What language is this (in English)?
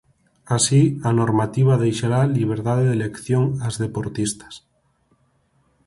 Galician